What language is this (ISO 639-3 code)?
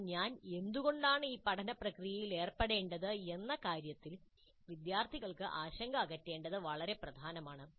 mal